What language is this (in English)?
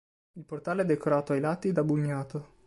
Italian